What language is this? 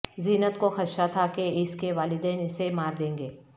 Urdu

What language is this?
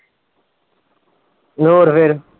Punjabi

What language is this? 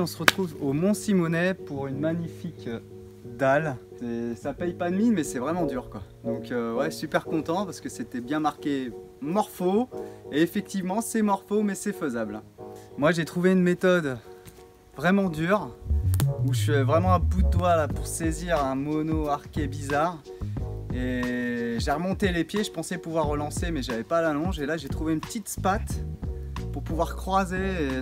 French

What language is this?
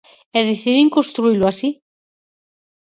Galician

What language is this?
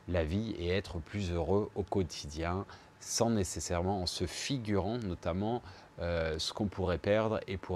French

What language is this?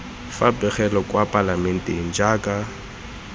Tswana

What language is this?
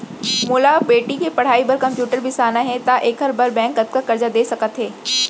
Chhattisgarhi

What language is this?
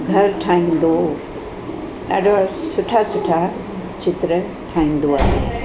Sindhi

